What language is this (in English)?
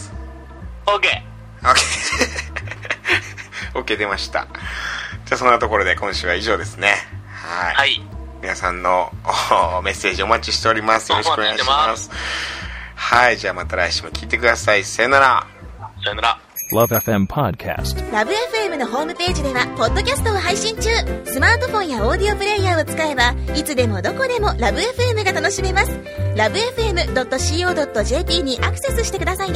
Japanese